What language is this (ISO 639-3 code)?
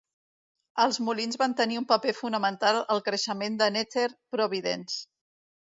cat